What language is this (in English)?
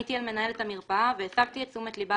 Hebrew